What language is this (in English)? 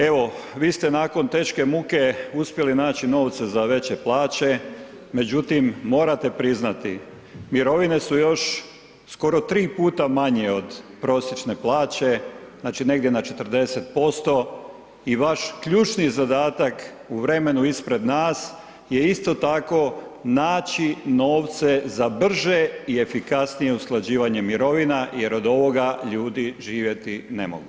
Croatian